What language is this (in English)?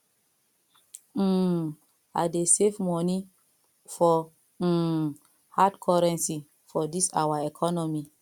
Nigerian Pidgin